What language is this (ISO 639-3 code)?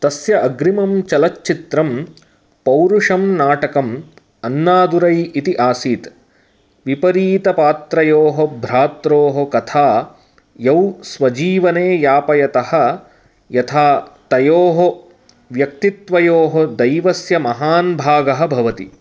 san